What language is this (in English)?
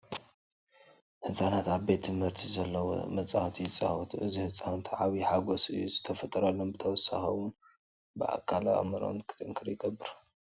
Tigrinya